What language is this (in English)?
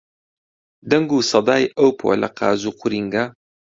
Central Kurdish